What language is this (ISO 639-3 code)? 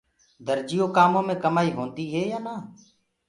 ggg